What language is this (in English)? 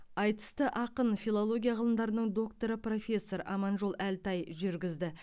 Kazakh